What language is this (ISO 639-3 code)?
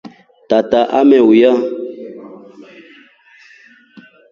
rof